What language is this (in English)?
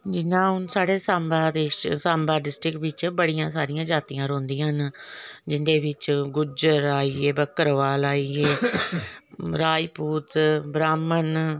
Dogri